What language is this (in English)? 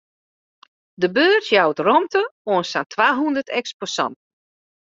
Western Frisian